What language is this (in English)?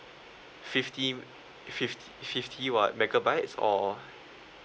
English